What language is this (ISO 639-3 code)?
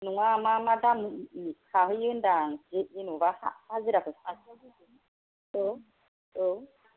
brx